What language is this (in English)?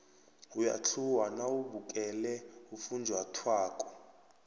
South Ndebele